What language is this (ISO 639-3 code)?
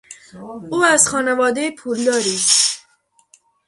fas